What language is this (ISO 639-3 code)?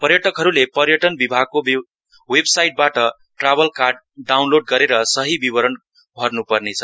nep